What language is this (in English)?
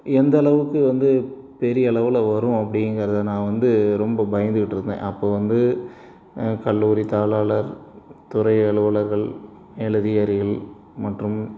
Tamil